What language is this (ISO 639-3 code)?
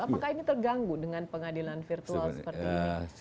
ind